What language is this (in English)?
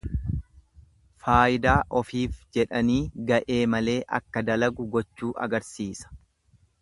Oromo